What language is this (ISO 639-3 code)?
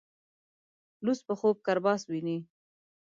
pus